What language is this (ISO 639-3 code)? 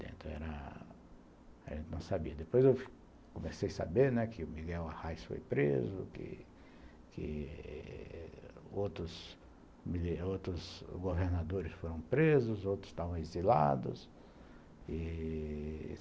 por